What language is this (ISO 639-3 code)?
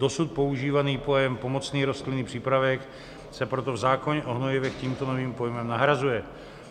ces